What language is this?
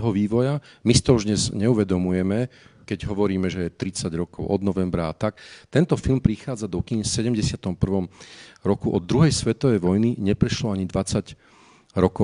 Slovak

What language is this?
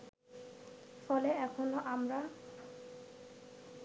Bangla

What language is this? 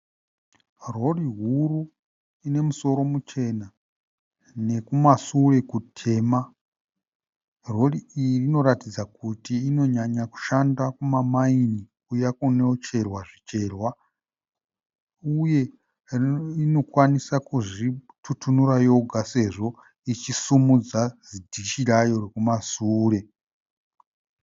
Shona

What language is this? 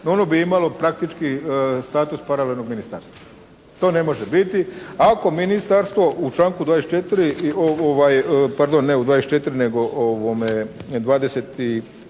Croatian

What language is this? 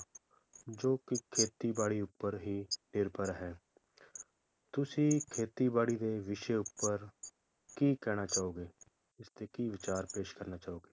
Punjabi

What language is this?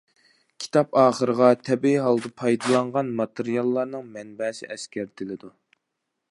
Uyghur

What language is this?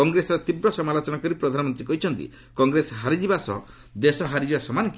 Odia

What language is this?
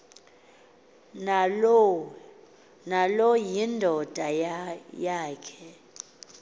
Xhosa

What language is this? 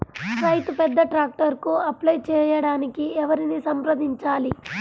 Telugu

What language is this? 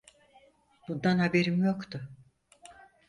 Turkish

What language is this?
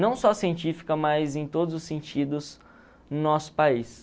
Portuguese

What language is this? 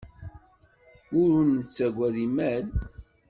Kabyle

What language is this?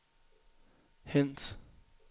Danish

